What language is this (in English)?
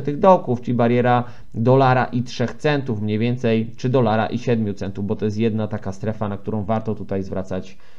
Polish